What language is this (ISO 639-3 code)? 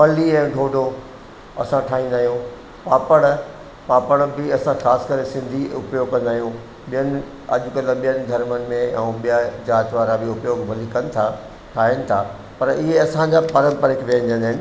snd